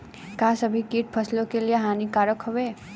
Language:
Bhojpuri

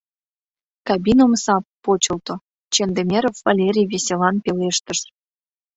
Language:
Mari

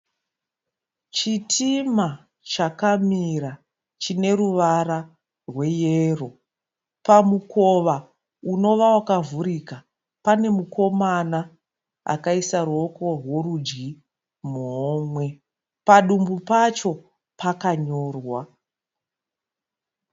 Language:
Shona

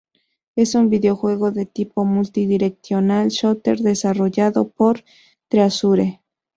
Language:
Spanish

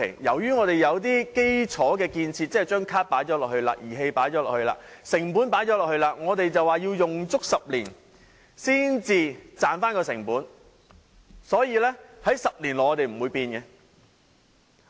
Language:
Cantonese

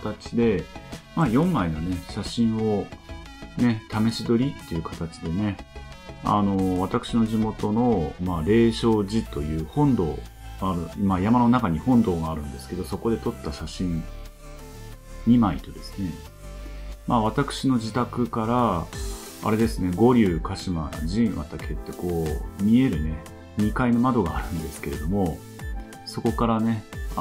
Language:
Japanese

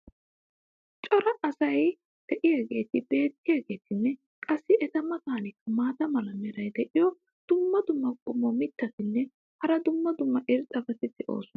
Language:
Wolaytta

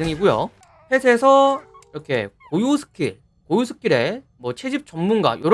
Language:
Korean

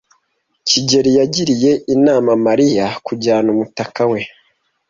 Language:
Kinyarwanda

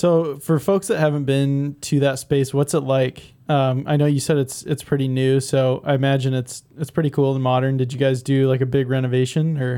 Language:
English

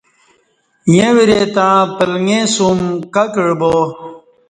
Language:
Kati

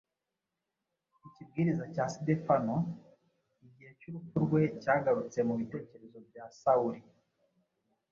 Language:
Kinyarwanda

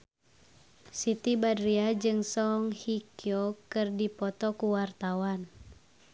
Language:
Sundanese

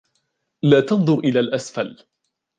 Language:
Arabic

